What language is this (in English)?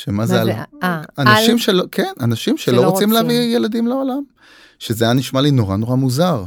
Hebrew